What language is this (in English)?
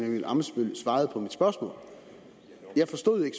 Danish